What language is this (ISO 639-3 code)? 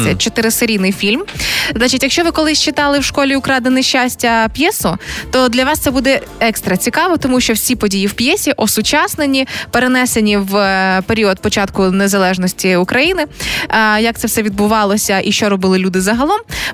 ukr